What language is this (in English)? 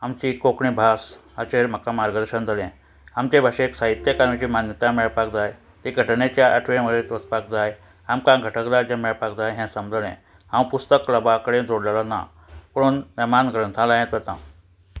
Konkani